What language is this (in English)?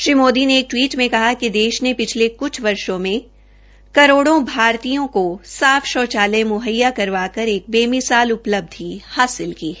Hindi